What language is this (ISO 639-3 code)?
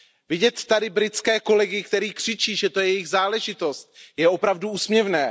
ces